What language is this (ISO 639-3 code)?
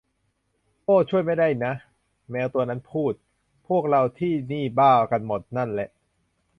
tha